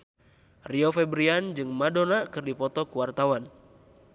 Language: Sundanese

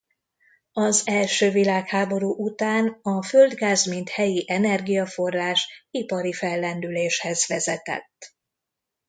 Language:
Hungarian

